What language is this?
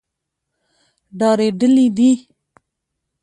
Pashto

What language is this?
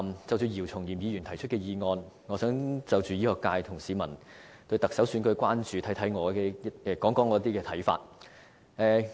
Cantonese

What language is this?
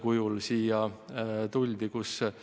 Estonian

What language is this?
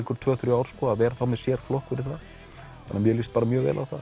Icelandic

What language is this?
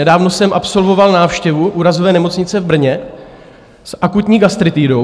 Czech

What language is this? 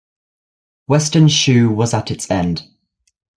English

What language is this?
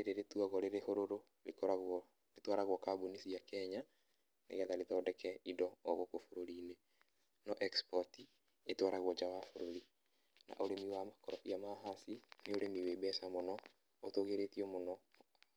Kikuyu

